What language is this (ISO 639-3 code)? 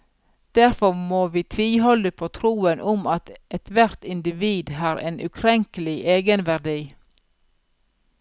nor